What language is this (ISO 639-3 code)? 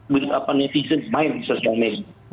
ind